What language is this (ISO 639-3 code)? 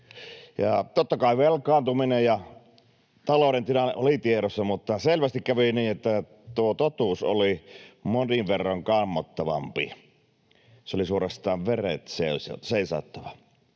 fin